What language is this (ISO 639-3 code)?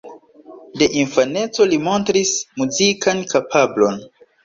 epo